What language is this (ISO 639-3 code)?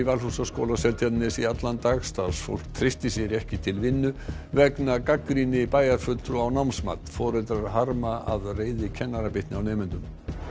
isl